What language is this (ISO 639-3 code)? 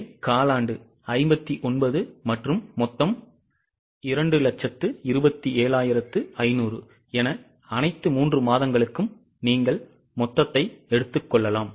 tam